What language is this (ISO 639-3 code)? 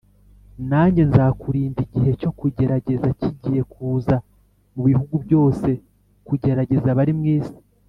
kin